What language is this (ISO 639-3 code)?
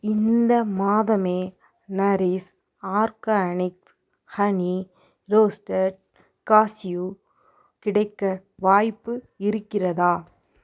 tam